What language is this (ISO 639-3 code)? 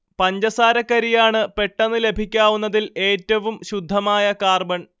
mal